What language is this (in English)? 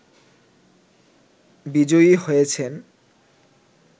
Bangla